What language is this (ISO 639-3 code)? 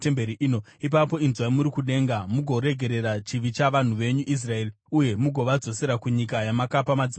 sna